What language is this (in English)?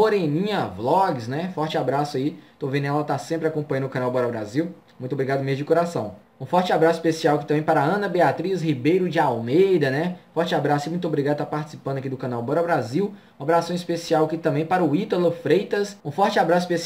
Portuguese